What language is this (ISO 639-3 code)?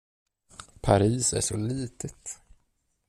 swe